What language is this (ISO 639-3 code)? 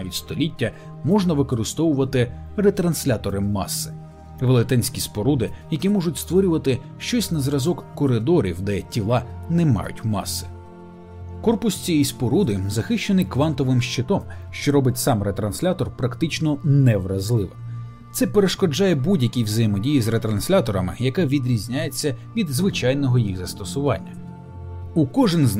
ukr